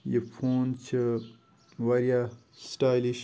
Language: Kashmiri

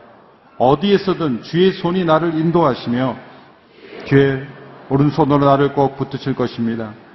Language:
Korean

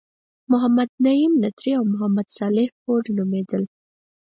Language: Pashto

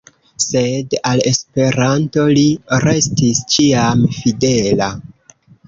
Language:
Esperanto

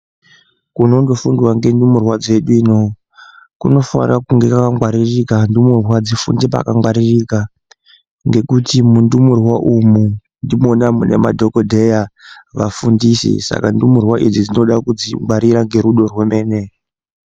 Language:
Ndau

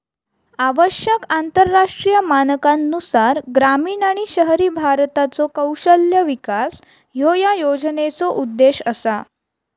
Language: Marathi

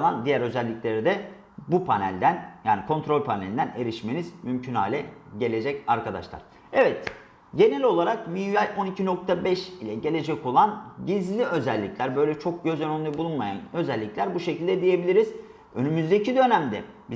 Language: Turkish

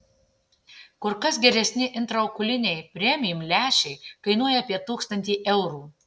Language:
Lithuanian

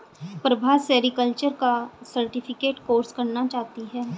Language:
Hindi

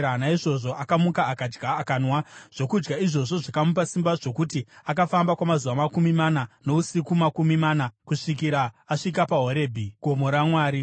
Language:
Shona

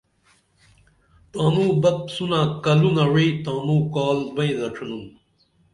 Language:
Dameli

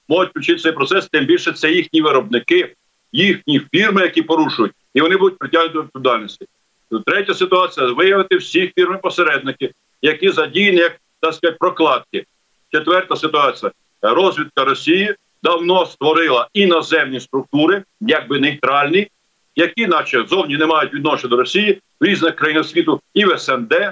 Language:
Ukrainian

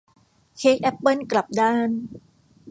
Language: Thai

